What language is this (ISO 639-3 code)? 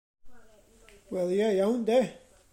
cym